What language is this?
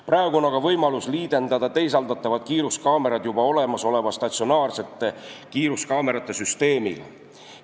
Estonian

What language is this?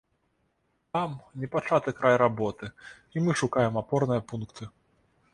Belarusian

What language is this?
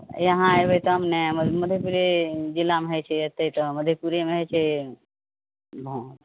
Maithili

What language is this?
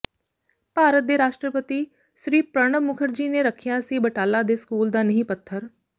Punjabi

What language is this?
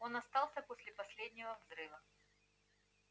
Russian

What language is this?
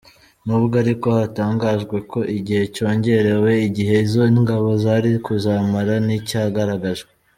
Kinyarwanda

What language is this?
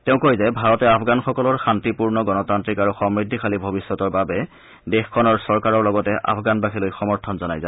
Assamese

